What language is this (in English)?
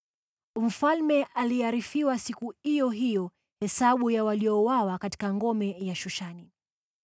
Swahili